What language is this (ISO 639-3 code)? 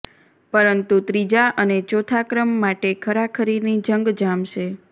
guj